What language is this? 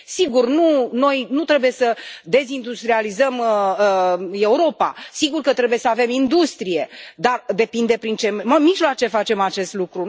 Romanian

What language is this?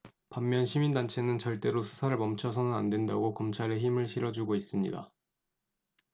Korean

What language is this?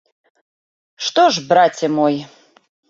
Belarusian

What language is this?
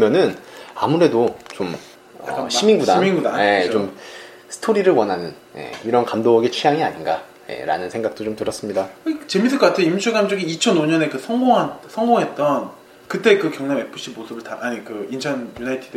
Korean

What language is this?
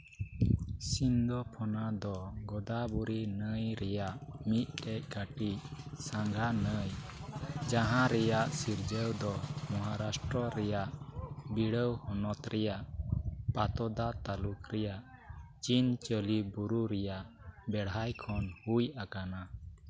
Santali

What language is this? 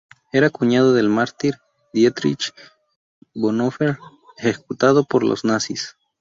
Spanish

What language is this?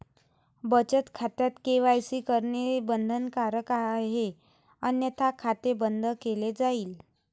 Marathi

